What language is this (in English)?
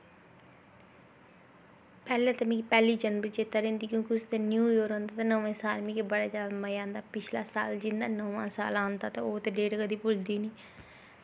Dogri